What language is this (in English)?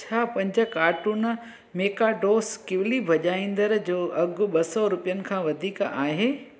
Sindhi